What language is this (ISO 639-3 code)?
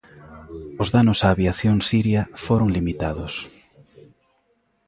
glg